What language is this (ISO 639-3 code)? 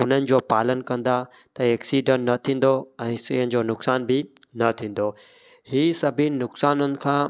snd